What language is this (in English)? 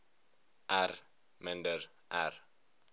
Afrikaans